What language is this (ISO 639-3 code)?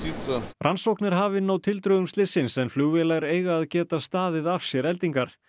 isl